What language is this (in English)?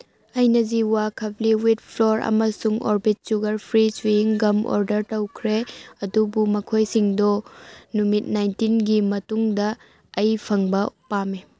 Manipuri